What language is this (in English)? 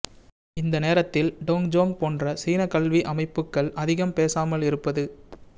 Tamil